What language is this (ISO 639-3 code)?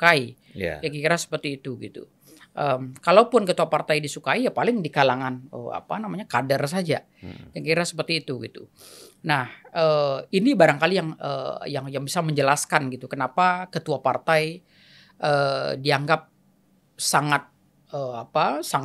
ind